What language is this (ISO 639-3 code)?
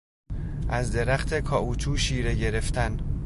fas